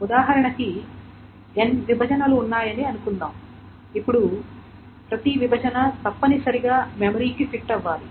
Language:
Telugu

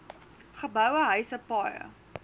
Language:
Afrikaans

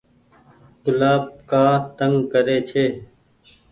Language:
Goaria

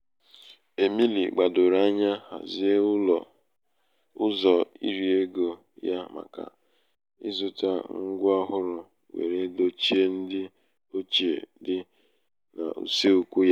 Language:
Igbo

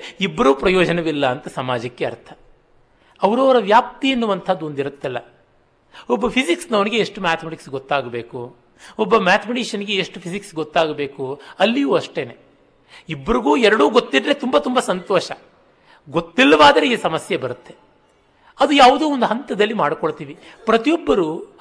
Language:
Kannada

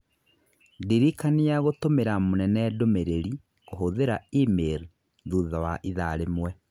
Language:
Kikuyu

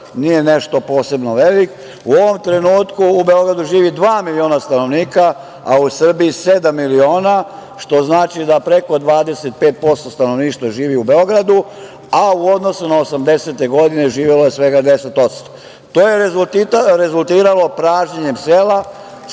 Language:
Serbian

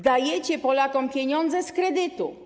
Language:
Polish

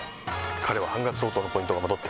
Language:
Japanese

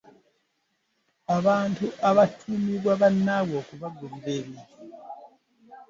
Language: Ganda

